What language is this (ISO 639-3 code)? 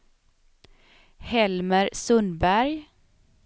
swe